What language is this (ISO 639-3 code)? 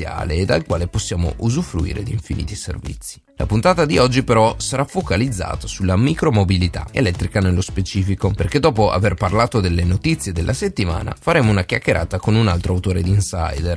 ita